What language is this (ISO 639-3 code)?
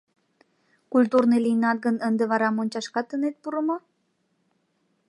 chm